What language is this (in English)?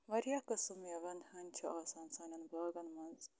Kashmiri